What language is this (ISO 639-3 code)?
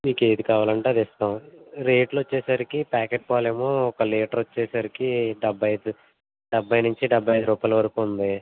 tel